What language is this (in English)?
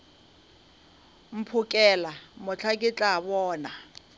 Northern Sotho